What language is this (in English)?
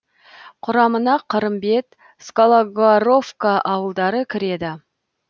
Kazakh